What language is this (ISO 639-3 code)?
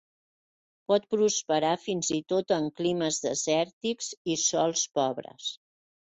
cat